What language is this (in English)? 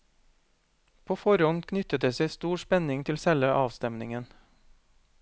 Norwegian